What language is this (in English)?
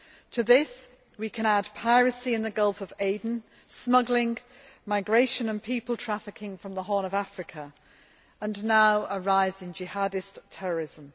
English